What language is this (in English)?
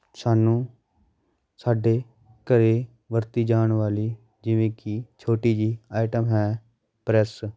Punjabi